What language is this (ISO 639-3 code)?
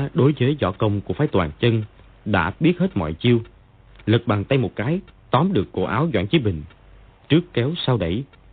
vie